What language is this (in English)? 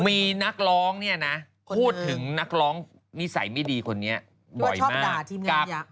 Thai